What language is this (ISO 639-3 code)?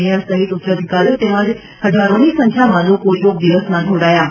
guj